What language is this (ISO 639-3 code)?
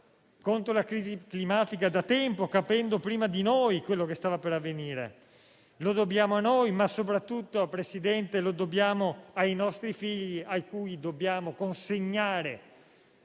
ita